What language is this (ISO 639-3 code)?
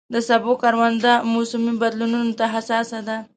pus